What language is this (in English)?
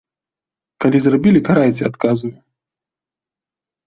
Belarusian